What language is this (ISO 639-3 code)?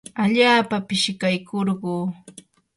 qur